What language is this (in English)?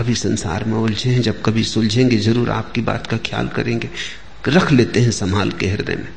Hindi